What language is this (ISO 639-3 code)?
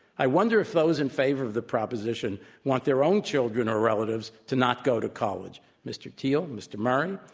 eng